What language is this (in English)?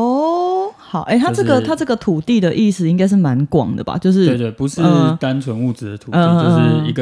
Chinese